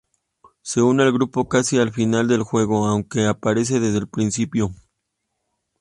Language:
Spanish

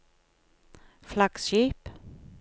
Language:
Norwegian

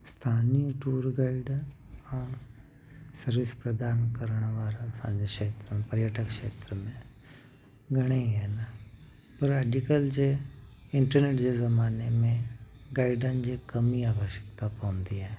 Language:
Sindhi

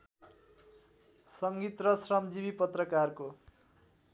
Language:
Nepali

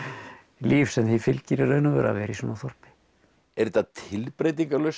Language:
Icelandic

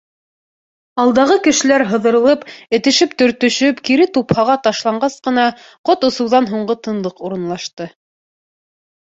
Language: Bashkir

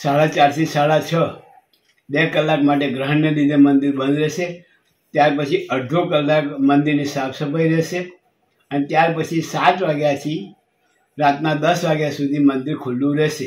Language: Hindi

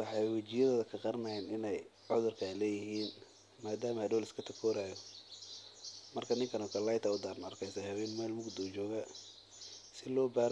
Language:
Somali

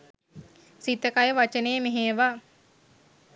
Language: Sinhala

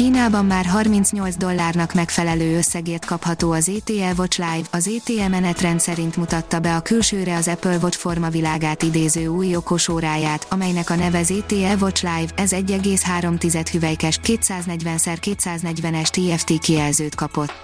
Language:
Hungarian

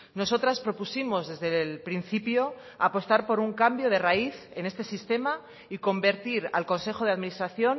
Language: Spanish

